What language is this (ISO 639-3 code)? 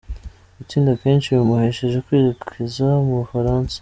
kin